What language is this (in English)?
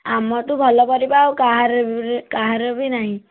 Odia